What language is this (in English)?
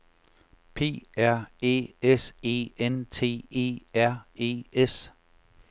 Danish